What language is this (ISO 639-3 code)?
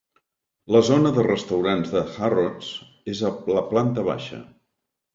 cat